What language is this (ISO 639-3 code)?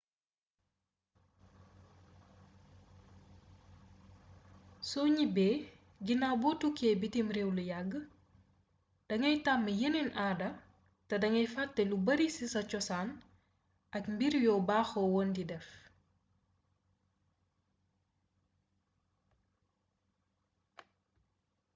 wol